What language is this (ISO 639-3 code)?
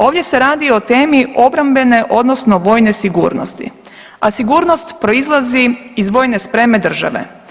hrv